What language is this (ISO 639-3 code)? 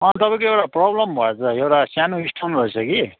nep